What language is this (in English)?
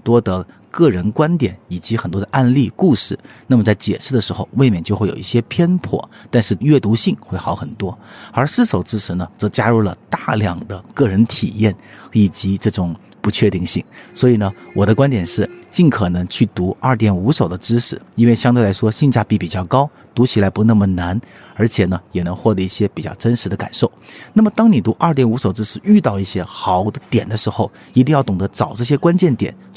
Chinese